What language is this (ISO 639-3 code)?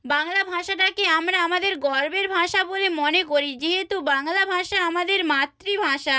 ben